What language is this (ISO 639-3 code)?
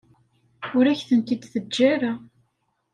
kab